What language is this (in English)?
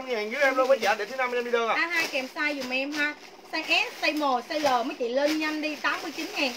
Vietnamese